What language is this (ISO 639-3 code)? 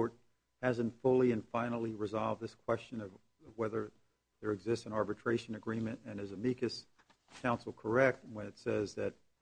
eng